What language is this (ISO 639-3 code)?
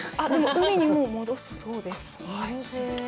jpn